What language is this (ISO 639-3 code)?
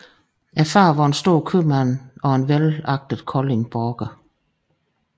dan